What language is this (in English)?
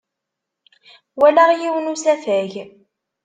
Kabyle